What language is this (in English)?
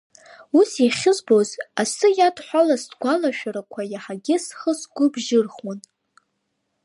Abkhazian